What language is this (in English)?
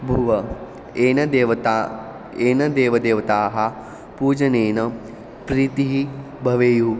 Sanskrit